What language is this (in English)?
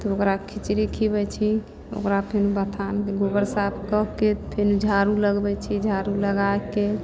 Maithili